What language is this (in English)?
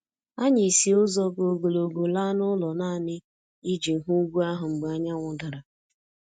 Igbo